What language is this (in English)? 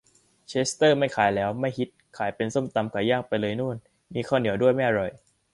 Thai